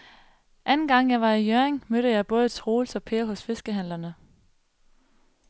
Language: Danish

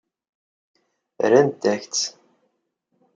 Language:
Kabyle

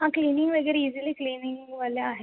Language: Marathi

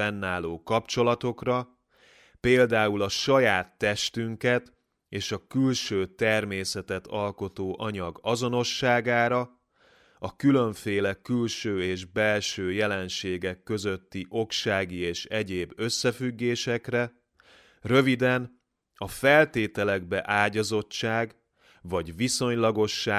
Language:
Hungarian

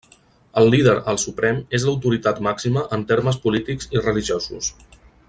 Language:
Catalan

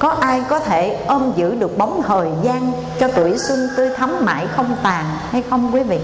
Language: Vietnamese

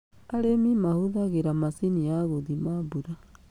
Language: Kikuyu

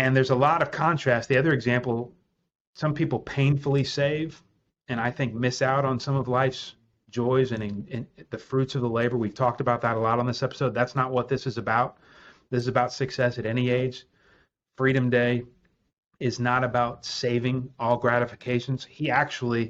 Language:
English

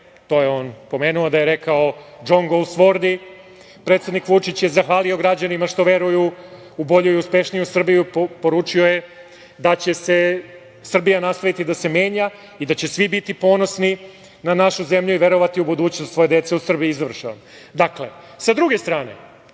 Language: Serbian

